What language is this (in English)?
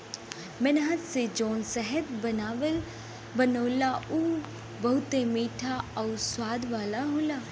Bhojpuri